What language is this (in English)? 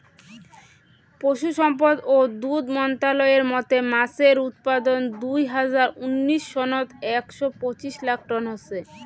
Bangla